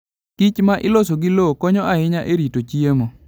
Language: Luo (Kenya and Tanzania)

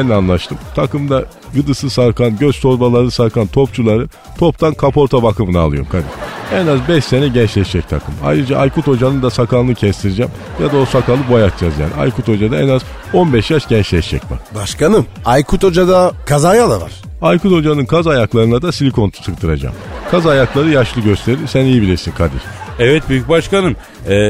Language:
Turkish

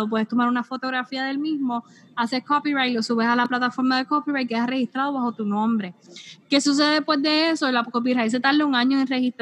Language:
Spanish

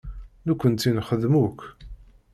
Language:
Kabyle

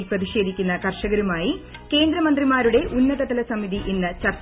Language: Malayalam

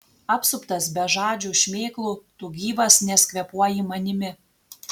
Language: Lithuanian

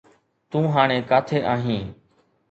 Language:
Sindhi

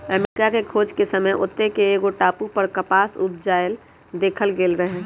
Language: Magahi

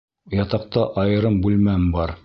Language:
Bashkir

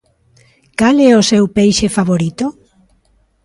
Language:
Galician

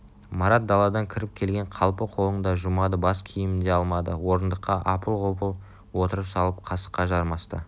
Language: Kazakh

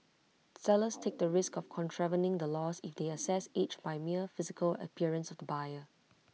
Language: English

